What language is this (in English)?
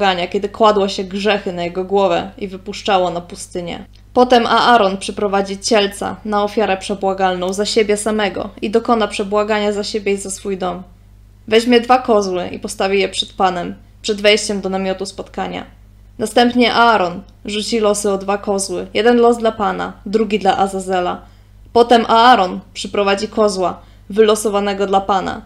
Polish